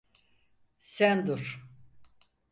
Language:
Turkish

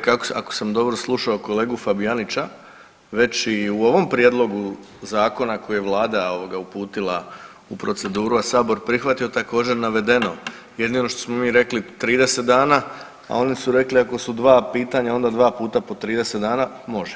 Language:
Croatian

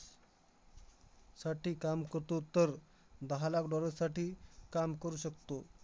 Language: Marathi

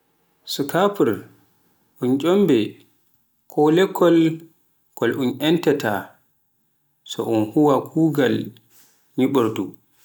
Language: Pular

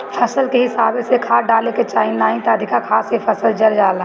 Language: Bhojpuri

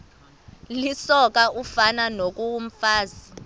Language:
Xhosa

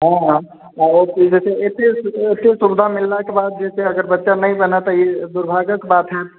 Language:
Maithili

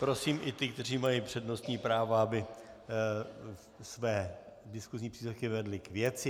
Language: Czech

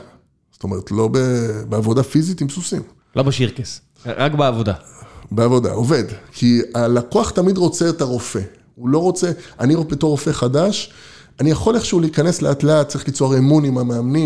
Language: Hebrew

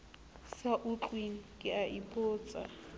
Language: Southern Sotho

